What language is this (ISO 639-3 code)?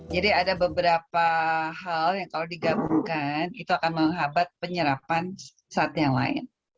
ind